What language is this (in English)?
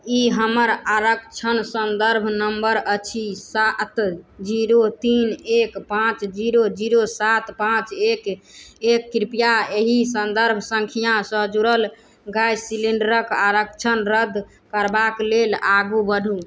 Maithili